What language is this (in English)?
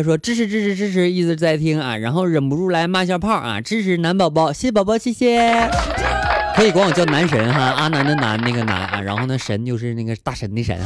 Chinese